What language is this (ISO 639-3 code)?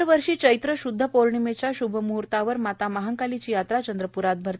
mar